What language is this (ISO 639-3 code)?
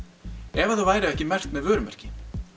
isl